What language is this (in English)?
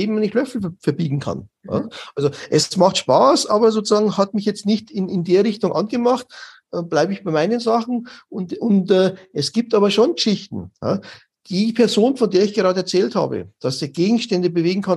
German